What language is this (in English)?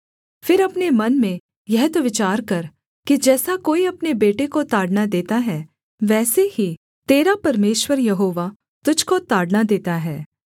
Hindi